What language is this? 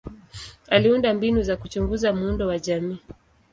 Swahili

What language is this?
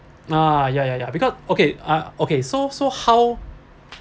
English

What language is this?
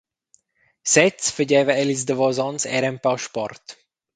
Romansh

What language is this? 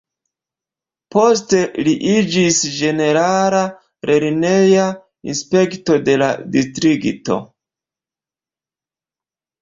Esperanto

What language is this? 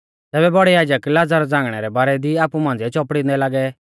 Mahasu Pahari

